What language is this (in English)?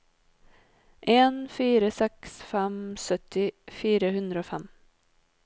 Norwegian